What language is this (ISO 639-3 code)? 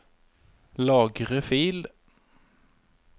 nor